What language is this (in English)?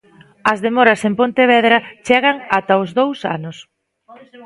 Galician